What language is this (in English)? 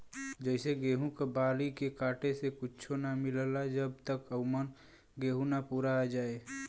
Bhojpuri